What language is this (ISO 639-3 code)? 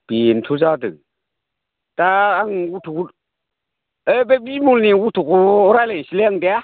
brx